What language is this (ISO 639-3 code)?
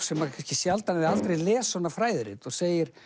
isl